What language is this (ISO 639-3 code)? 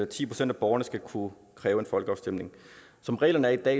dan